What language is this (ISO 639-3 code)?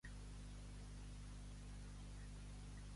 cat